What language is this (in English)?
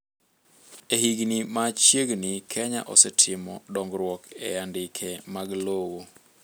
Luo (Kenya and Tanzania)